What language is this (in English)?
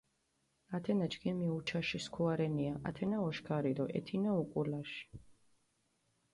Mingrelian